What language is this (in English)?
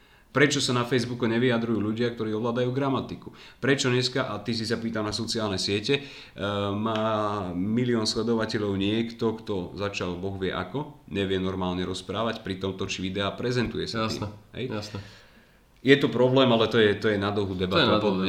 Slovak